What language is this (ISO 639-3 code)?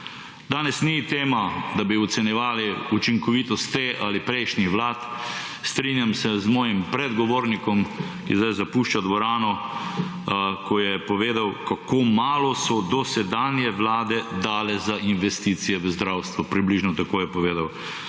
slv